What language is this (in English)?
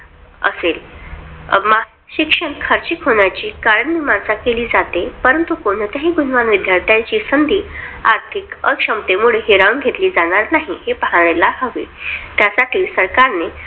Marathi